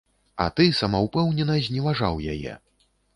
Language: Belarusian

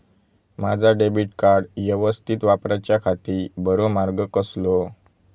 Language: Marathi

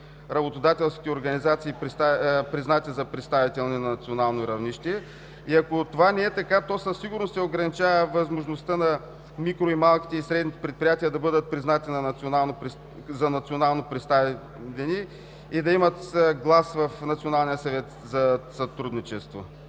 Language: Bulgarian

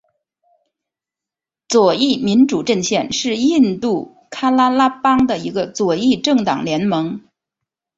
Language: Chinese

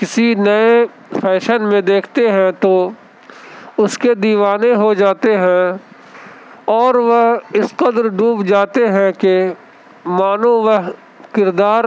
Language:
Urdu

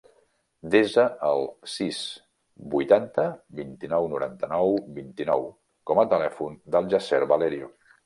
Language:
Catalan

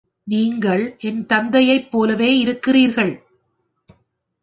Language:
Tamil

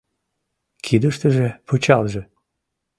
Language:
Mari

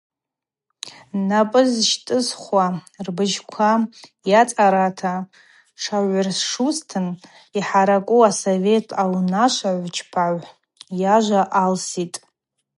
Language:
Abaza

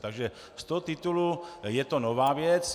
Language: Czech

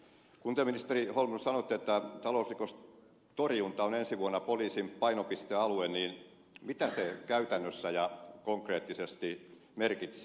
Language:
Finnish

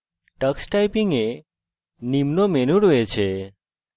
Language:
Bangla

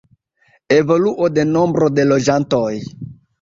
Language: Esperanto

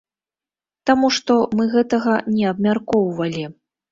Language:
Belarusian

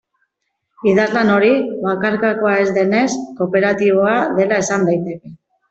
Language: Basque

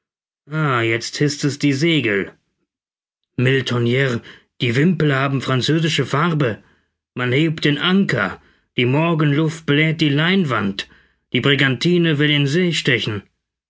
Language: German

